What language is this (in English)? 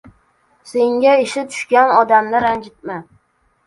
Uzbek